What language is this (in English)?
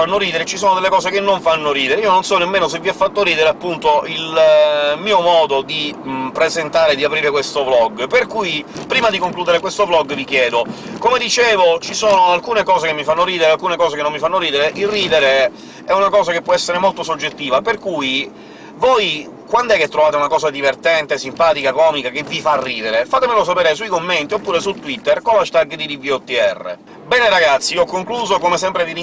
Italian